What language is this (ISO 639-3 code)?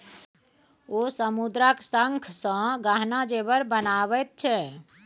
mai